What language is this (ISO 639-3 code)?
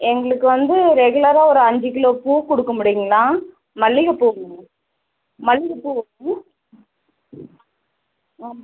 tam